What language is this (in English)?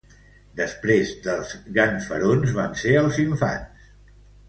Catalan